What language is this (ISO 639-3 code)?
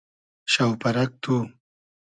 haz